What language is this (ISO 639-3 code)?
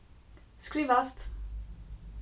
fao